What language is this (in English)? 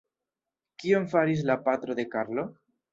Esperanto